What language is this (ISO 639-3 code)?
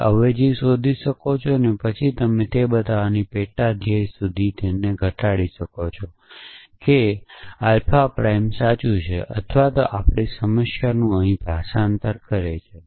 guj